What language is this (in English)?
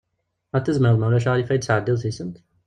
Kabyle